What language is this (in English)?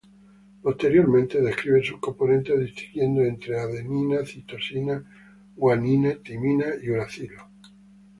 Spanish